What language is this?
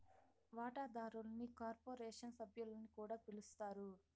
Telugu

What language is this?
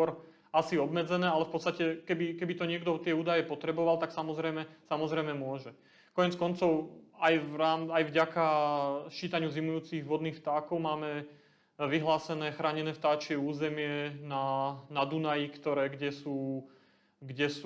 Slovak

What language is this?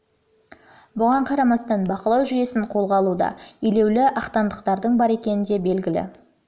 Kazakh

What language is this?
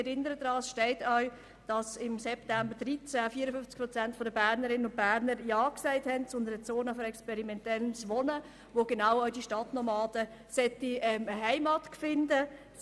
Swiss German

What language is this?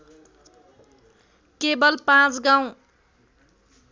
Nepali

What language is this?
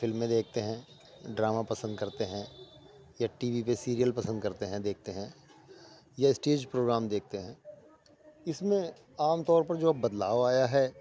Urdu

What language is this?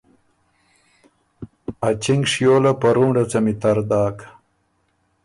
Ormuri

